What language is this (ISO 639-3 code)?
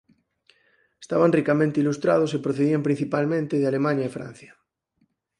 glg